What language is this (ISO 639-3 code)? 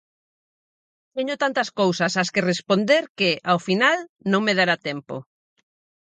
glg